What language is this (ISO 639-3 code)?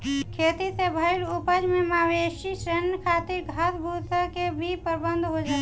bho